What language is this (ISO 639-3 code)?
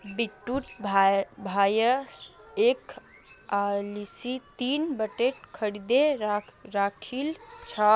mag